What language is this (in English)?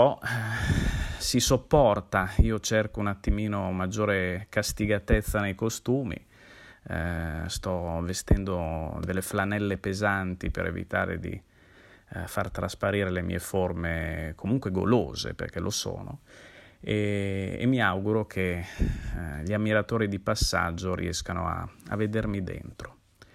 Italian